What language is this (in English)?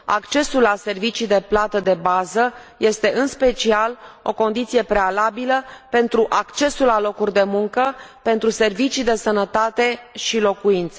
Romanian